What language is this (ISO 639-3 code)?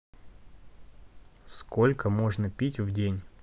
rus